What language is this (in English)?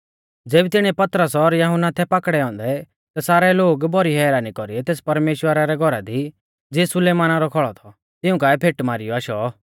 Mahasu Pahari